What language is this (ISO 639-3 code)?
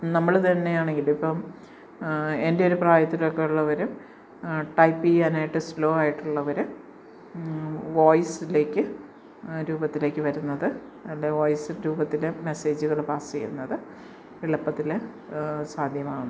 mal